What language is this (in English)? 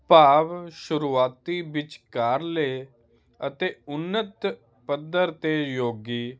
Punjabi